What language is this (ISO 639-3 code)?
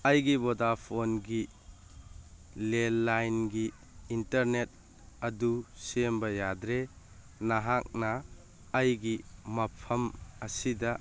mni